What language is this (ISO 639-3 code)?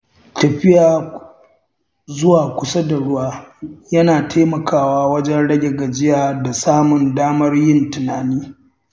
hau